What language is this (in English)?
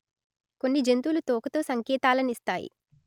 Telugu